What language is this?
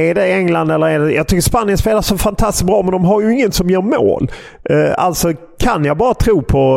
Swedish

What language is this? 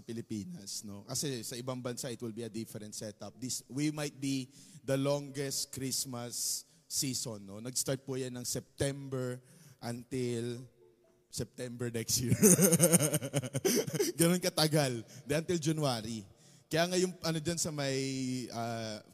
Filipino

